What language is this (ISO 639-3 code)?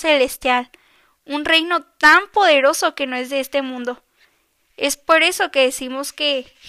spa